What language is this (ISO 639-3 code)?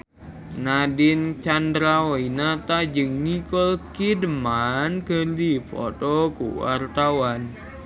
sun